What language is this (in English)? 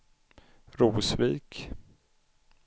Swedish